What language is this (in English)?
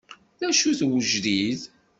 Kabyle